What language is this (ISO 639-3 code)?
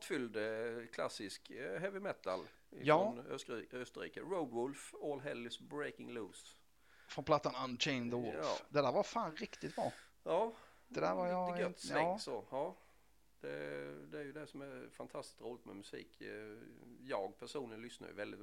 swe